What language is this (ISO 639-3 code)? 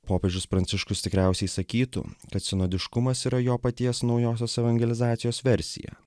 lit